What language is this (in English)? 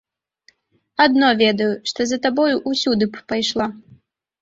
Belarusian